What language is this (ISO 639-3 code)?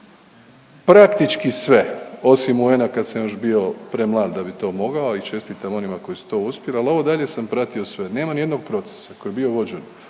hrv